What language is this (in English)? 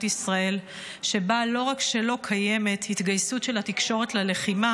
Hebrew